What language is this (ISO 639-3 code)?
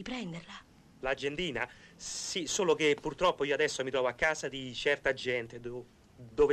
ita